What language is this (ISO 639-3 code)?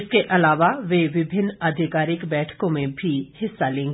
hin